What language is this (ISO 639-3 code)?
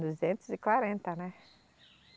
por